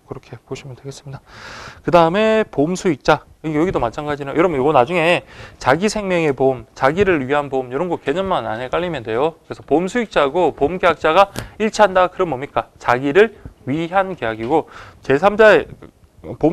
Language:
Korean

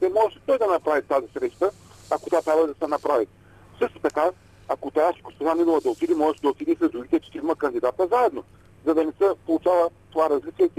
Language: Bulgarian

